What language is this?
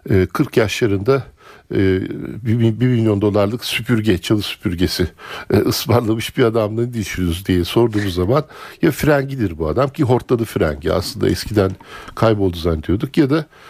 Turkish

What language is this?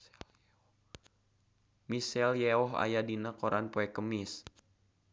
Sundanese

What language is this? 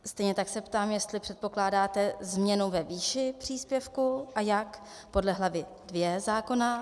Czech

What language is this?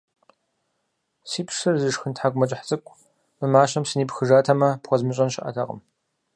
Kabardian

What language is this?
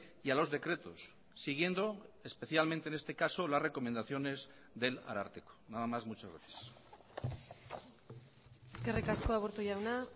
Spanish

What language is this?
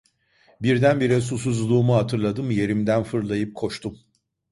Turkish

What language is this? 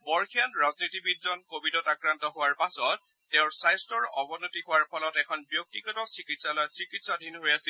Assamese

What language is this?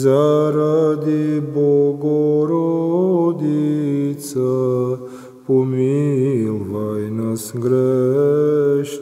Romanian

